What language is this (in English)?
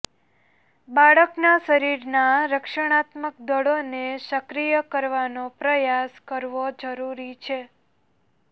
Gujarati